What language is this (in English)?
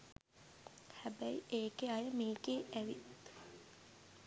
Sinhala